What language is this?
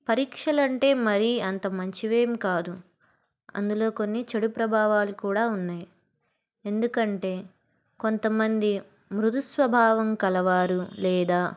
Telugu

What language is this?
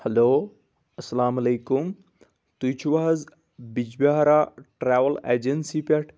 Kashmiri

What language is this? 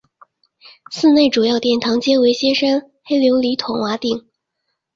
Chinese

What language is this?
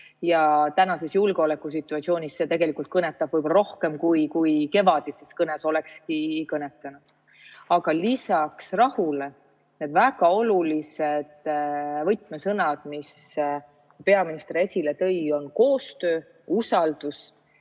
Estonian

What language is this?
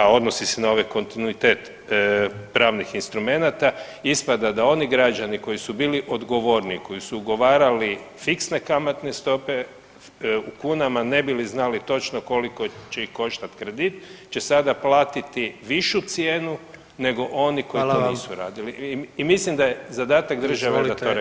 Croatian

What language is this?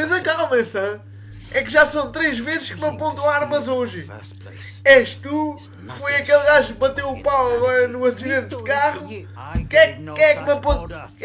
Portuguese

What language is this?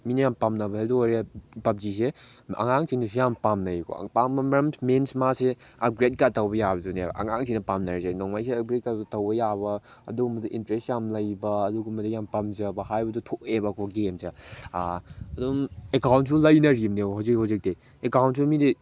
Manipuri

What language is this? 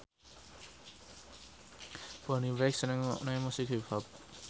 Javanese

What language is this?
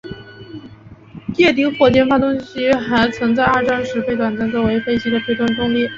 Chinese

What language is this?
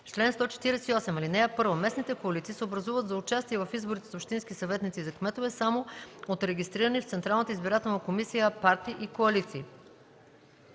Bulgarian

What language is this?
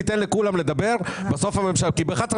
Hebrew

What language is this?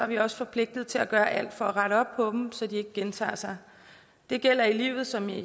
Danish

